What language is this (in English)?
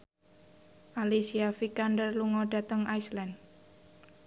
Javanese